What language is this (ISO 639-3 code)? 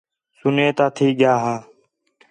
xhe